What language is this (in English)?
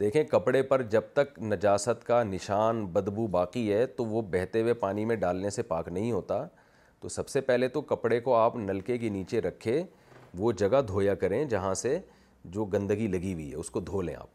Urdu